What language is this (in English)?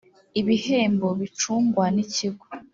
Kinyarwanda